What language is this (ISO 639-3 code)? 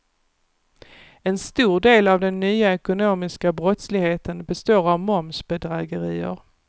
swe